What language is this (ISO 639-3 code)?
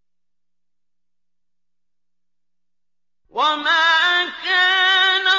ara